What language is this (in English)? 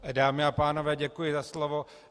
Czech